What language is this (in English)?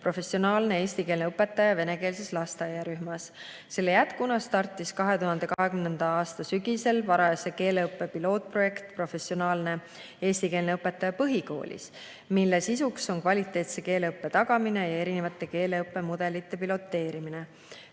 Estonian